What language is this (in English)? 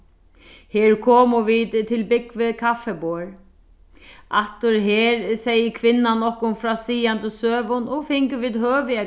Faroese